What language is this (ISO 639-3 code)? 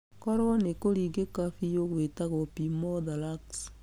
kik